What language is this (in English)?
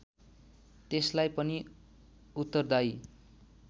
Nepali